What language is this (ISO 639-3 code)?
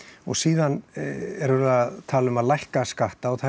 isl